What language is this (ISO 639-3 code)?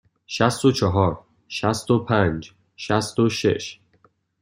fas